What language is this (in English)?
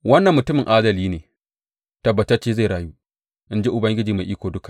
Hausa